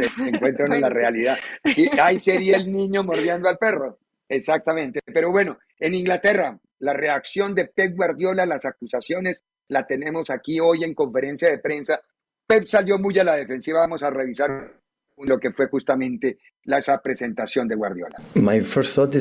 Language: Spanish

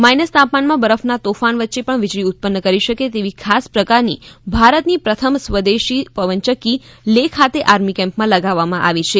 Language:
Gujarati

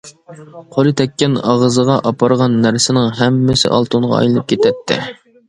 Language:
Uyghur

